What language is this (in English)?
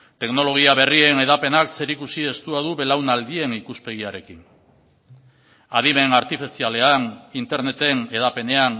Basque